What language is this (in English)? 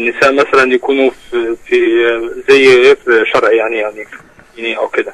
Arabic